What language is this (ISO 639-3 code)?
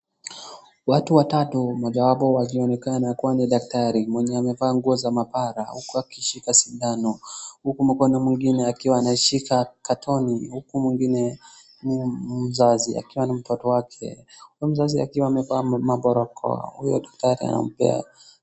swa